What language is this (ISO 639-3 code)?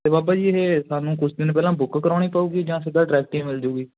pan